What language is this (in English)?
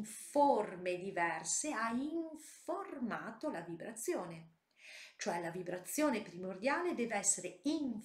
Italian